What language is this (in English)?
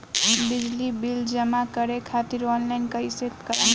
Bhojpuri